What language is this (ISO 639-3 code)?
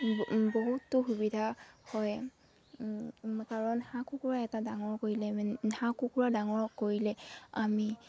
asm